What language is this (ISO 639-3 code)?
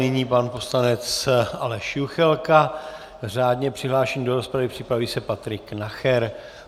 ces